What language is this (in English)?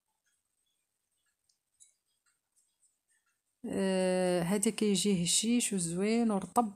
Arabic